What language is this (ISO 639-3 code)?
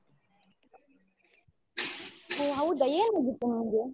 kan